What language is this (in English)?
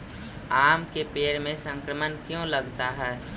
Magahi